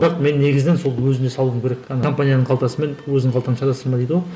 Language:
Kazakh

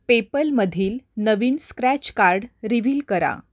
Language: Marathi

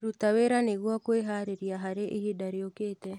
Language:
Kikuyu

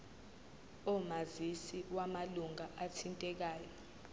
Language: Zulu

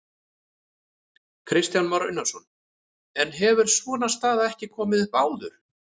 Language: Icelandic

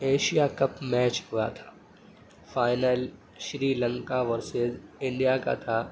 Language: Urdu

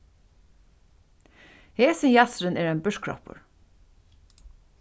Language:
Faroese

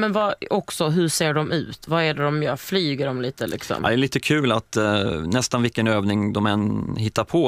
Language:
Swedish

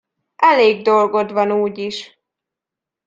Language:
Hungarian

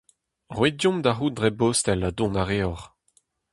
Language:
Breton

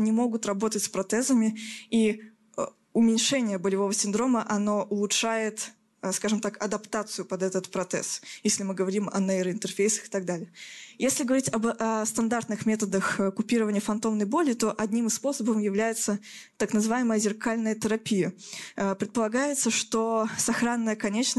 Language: Russian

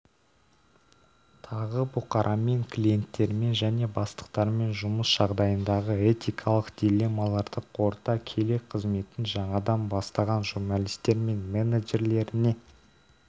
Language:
Kazakh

